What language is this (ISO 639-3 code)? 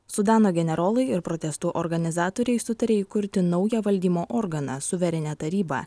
lit